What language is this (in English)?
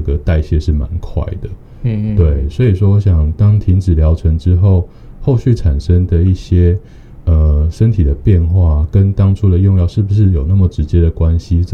Chinese